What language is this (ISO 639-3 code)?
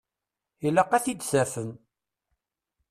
kab